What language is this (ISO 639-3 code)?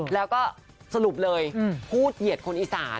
tha